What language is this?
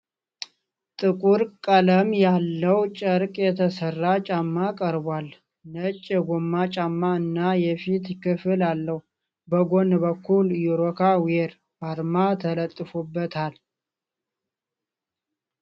Amharic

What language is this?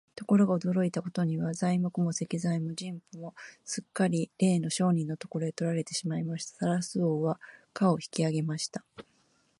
Japanese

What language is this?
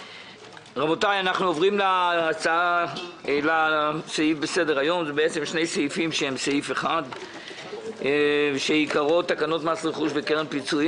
Hebrew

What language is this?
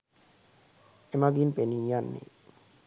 Sinhala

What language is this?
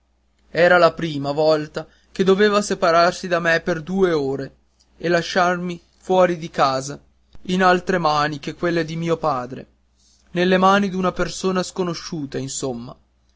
Italian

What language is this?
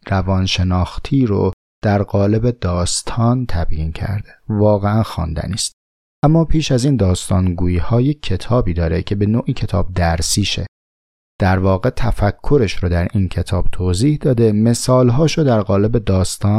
Persian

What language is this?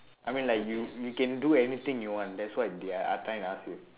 English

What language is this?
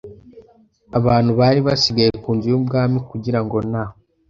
Kinyarwanda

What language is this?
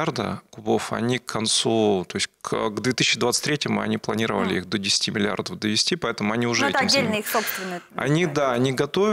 Russian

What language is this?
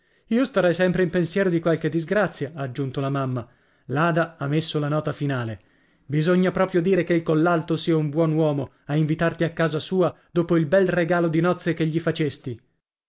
Italian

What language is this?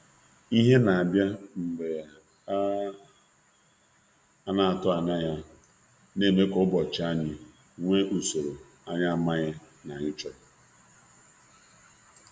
Igbo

